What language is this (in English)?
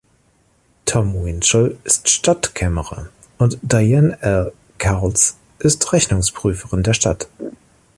German